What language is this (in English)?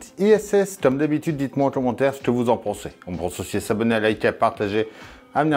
French